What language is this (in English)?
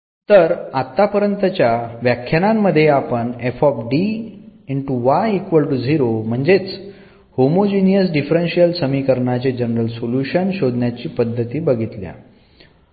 Marathi